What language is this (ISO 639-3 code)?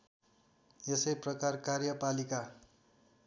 nep